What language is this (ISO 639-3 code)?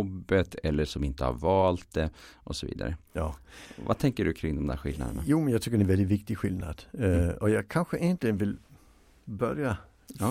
swe